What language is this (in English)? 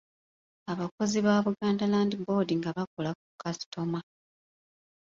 Ganda